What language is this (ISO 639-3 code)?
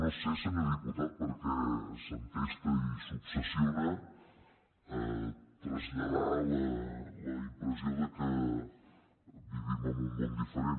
cat